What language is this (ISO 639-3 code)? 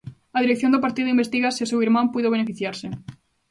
glg